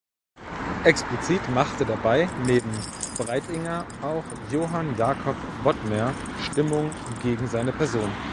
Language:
German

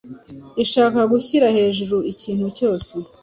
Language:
Kinyarwanda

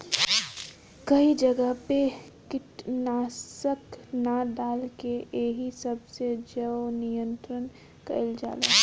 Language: Bhojpuri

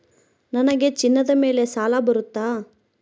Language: Kannada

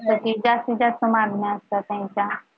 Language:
Marathi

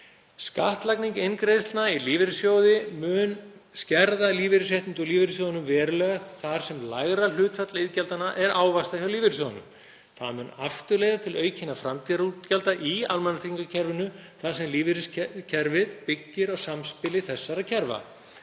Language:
Icelandic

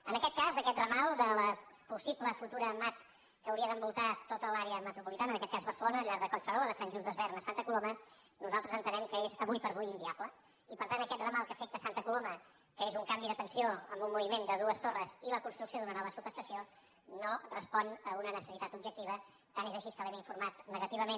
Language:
Catalan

